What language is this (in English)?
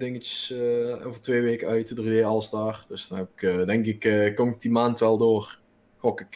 Dutch